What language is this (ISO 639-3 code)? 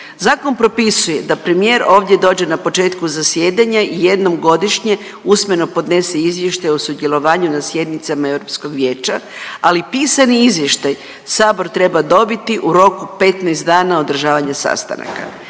hrv